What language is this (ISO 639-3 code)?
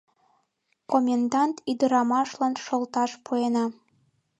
chm